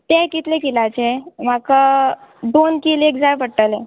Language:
Konkani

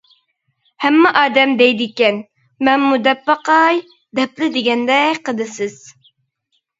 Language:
Uyghur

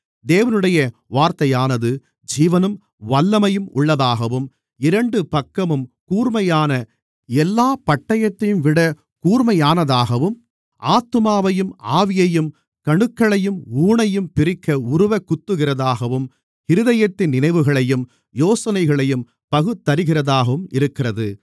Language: Tamil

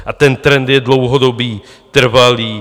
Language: Czech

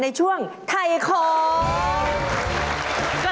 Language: Thai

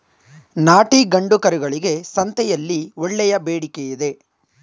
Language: Kannada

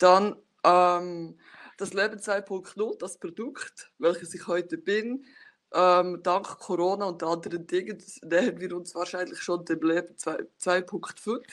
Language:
German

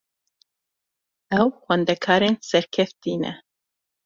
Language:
Kurdish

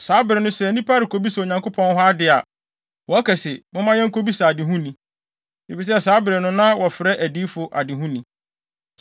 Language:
Akan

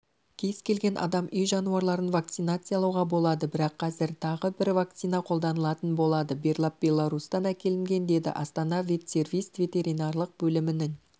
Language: Kazakh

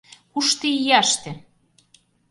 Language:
Mari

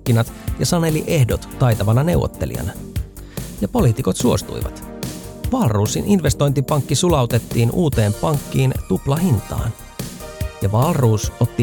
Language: Finnish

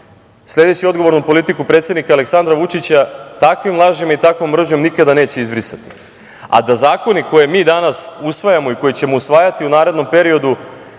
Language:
Serbian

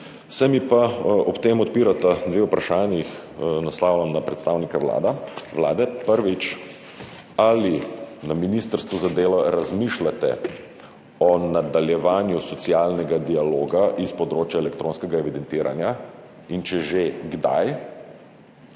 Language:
Slovenian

